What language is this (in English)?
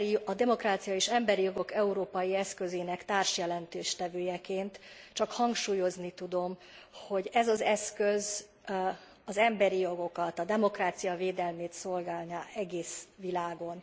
Hungarian